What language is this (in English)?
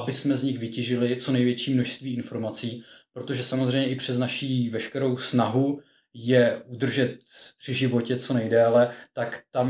Czech